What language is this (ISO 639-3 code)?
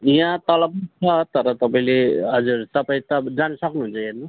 nep